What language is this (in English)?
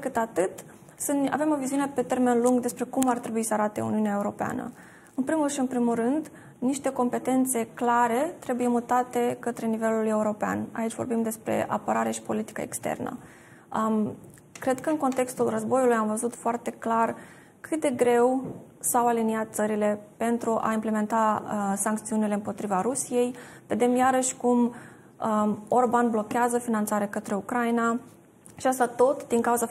Romanian